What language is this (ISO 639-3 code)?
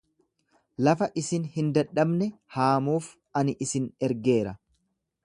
orm